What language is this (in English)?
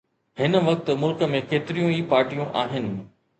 Sindhi